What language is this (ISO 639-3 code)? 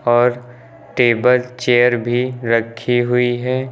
hin